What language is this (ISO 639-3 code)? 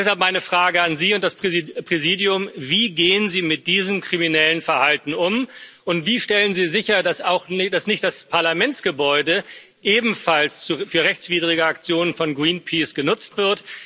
deu